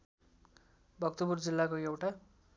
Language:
Nepali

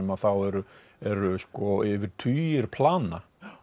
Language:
Icelandic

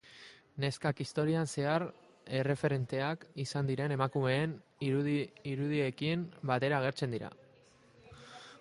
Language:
Basque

